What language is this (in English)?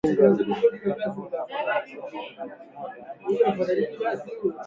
Swahili